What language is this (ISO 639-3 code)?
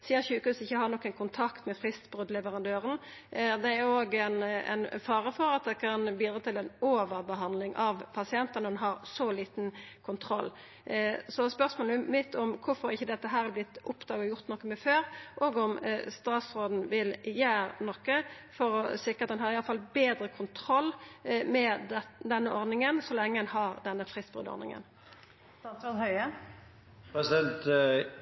nno